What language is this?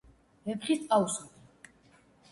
Georgian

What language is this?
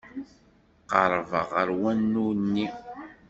Kabyle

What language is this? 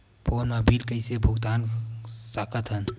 Chhattisgarhi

